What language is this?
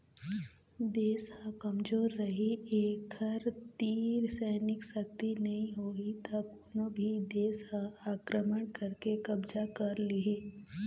Chhattisgarhi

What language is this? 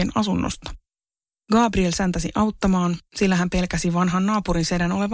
Finnish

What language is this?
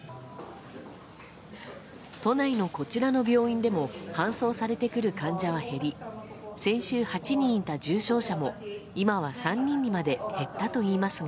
Japanese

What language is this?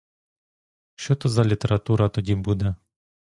Ukrainian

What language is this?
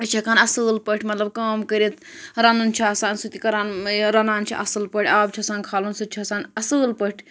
Kashmiri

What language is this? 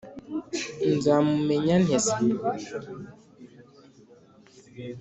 Kinyarwanda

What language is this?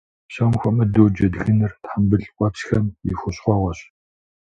Kabardian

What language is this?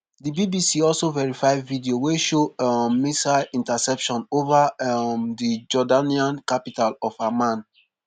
Nigerian Pidgin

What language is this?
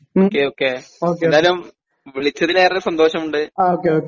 Malayalam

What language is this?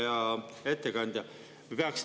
Estonian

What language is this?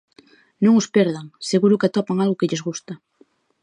Galician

